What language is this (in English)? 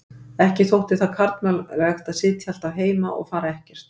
Icelandic